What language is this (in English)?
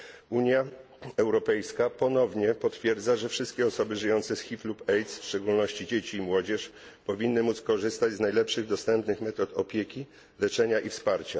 Polish